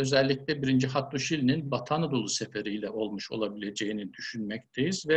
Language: Turkish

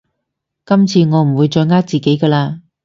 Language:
Cantonese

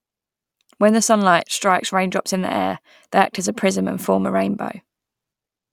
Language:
English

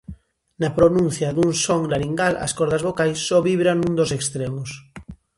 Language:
Galician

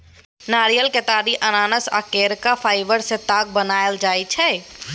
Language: Maithili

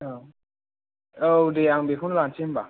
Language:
Bodo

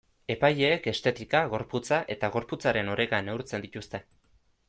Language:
Basque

